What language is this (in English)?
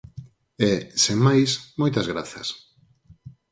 Galician